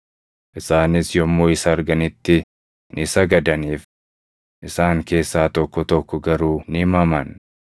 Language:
Oromo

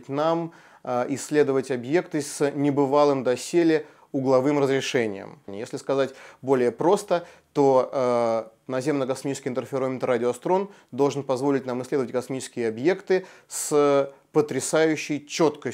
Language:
Russian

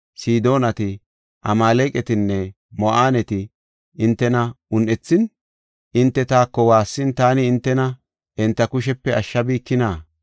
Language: Gofa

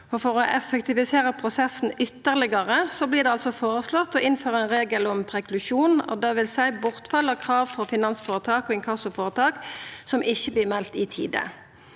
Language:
Norwegian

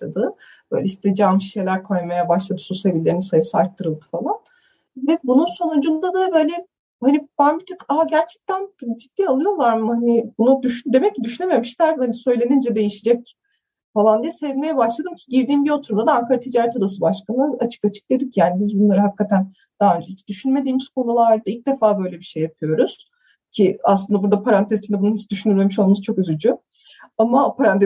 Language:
Turkish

